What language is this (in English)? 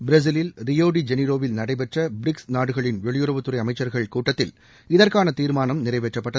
Tamil